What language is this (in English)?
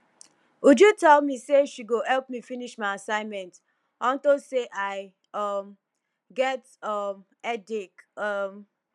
Nigerian Pidgin